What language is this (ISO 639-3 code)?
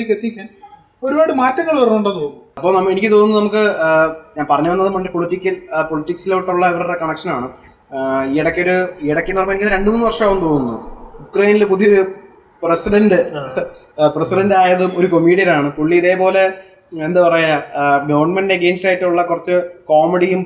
mal